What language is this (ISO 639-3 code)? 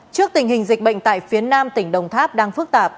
vie